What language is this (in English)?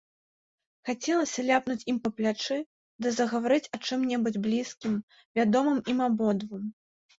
Belarusian